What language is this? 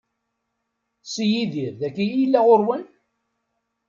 Kabyle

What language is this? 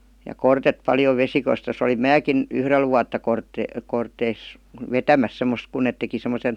Finnish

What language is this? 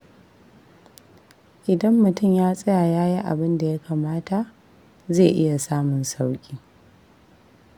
Hausa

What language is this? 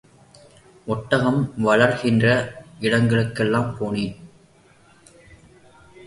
Tamil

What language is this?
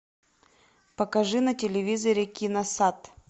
Russian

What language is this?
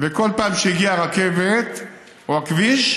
Hebrew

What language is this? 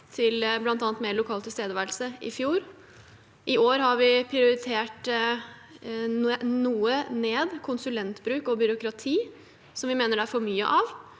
Norwegian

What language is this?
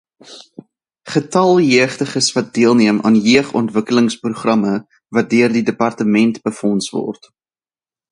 Afrikaans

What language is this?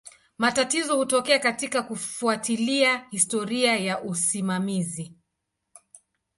Swahili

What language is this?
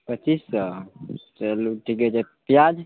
Maithili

